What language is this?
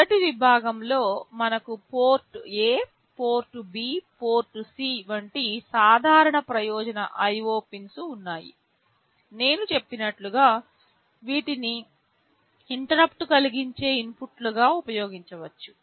Telugu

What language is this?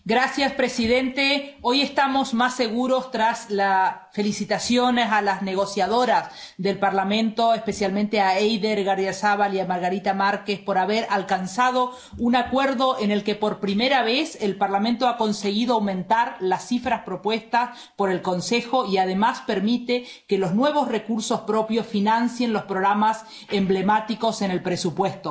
Spanish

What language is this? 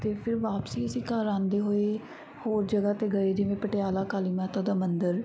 Punjabi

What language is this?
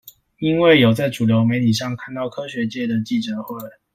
Chinese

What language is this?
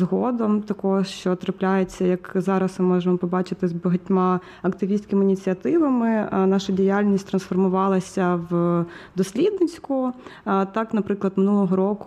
Ukrainian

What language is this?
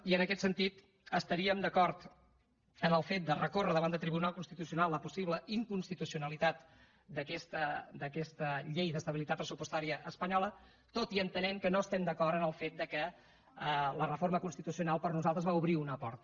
Catalan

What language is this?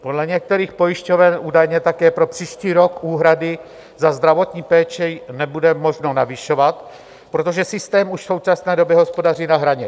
Czech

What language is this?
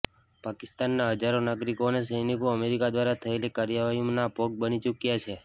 Gujarati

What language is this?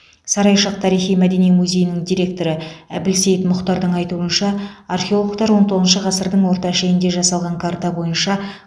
Kazakh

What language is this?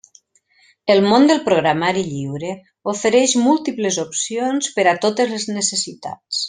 Catalan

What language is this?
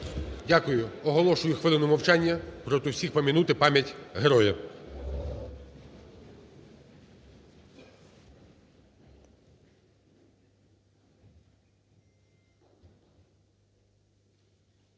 Ukrainian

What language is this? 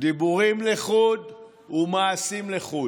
Hebrew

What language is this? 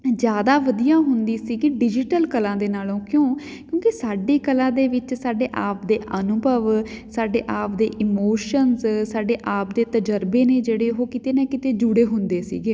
Punjabi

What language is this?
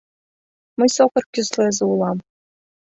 Mari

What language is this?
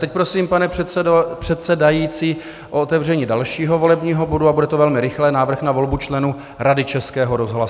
Czech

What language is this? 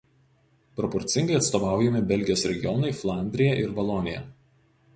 Lithuanian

